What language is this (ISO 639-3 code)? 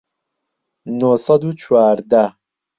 ckb